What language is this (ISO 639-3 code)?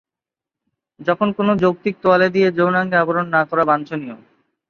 ben